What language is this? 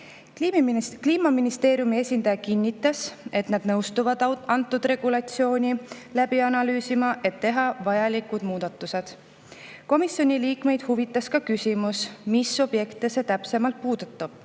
Estonian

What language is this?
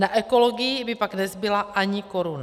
Czech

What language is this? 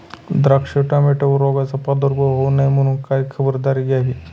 Marathi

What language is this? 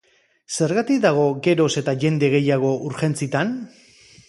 Basque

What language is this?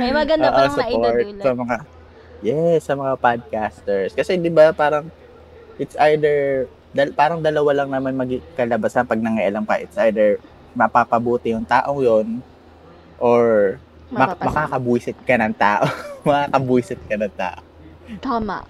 Filipino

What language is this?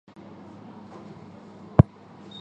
Chinese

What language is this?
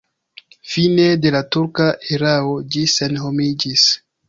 Esperanto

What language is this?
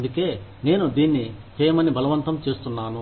Telugu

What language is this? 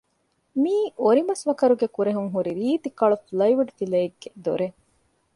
Divehi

